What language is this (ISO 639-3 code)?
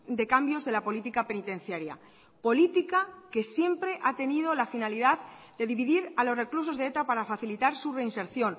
spa